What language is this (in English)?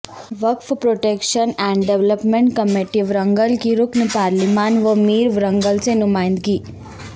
Urdu